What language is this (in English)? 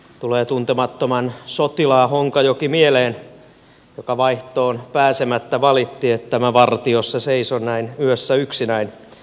Finnish